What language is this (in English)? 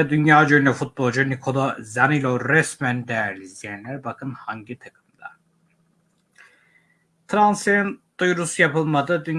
Turkish